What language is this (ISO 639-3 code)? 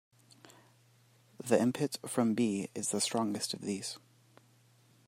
eng